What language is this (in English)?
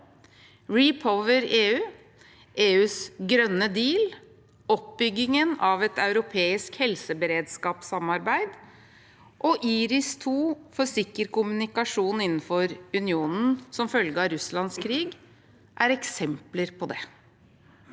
Norwegian